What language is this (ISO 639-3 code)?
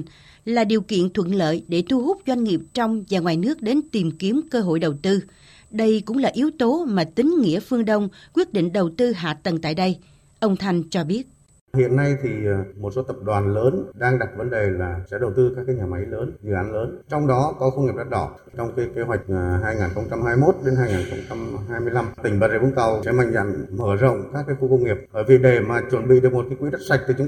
vie